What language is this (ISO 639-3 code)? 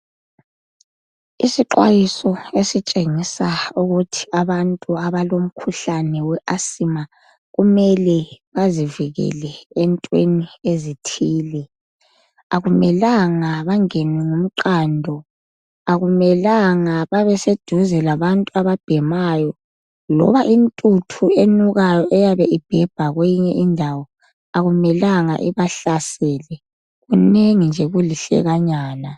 nde